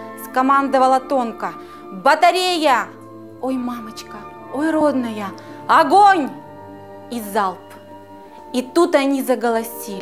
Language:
Russian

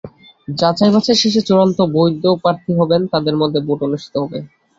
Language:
Bangla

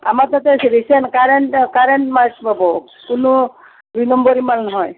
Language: Assamese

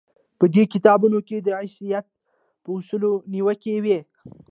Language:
Pashto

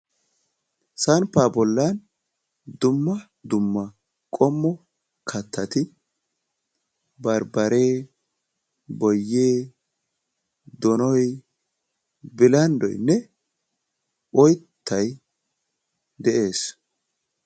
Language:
Wolaytta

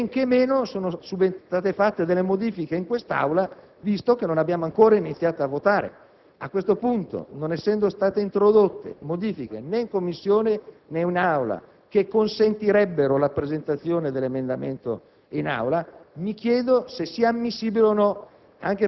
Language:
Italian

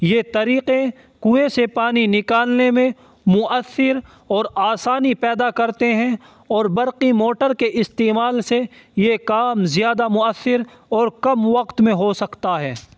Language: Urdu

